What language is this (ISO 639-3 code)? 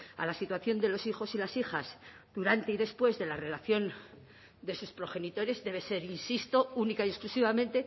spa